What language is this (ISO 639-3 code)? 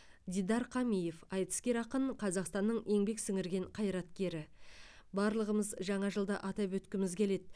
kaz